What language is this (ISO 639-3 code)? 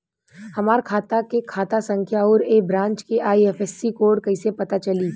bho